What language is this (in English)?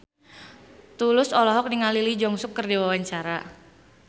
Sundanese